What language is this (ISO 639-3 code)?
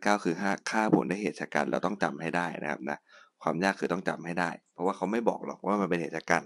tha